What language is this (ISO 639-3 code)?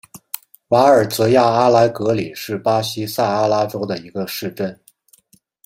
zho